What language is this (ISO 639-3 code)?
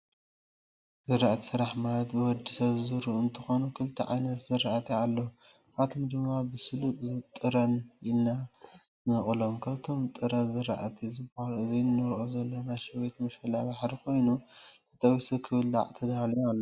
tir